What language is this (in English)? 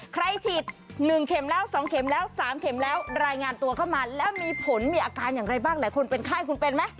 Thai